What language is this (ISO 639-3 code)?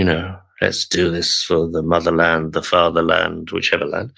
eng